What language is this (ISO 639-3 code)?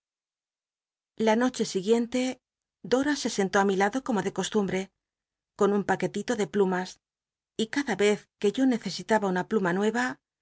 spa